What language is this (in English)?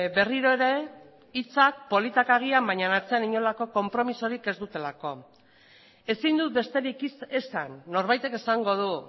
Basque